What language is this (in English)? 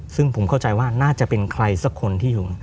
Thai